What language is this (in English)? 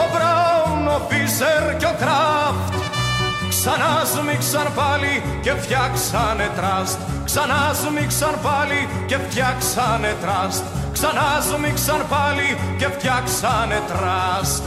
Greek